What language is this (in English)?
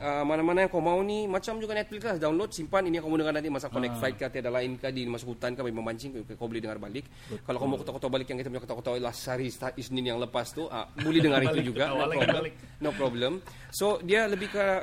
Malay